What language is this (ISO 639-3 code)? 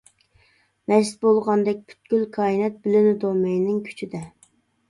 uig